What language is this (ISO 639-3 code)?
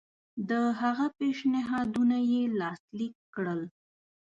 pus